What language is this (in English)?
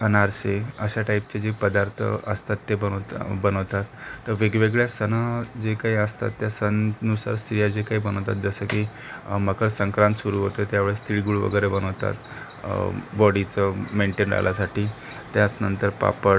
Marathi